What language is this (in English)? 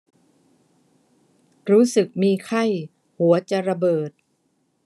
Thai